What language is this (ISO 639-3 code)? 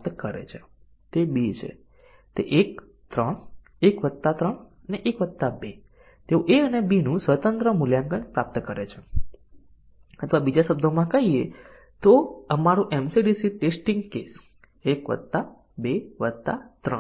guj